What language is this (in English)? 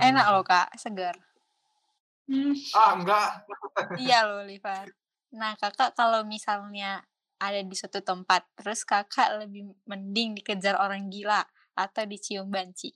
Indonesian